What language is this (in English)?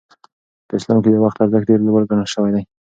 Pashto